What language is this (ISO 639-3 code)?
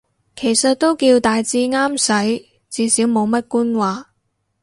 yue